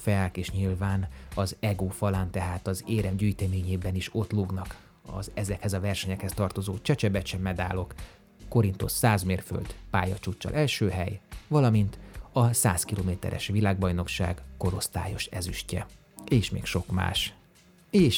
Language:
Hungarian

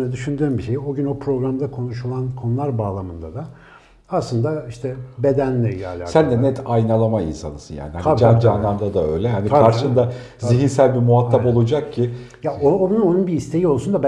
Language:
Turkish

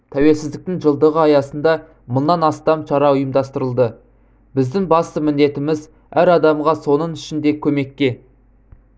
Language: Kazakh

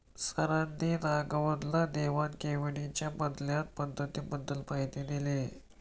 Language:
Marathi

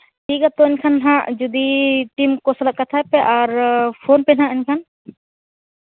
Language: Santali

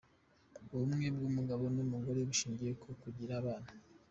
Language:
Kinyarwanda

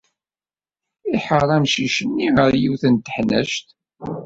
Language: Kabyle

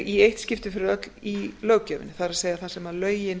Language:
Icelandic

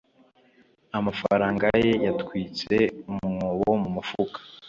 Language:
Kinyarwanda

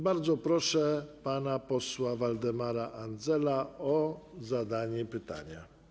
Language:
Polish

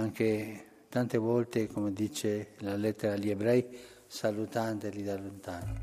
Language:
Italian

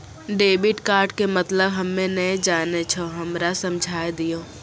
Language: Maithili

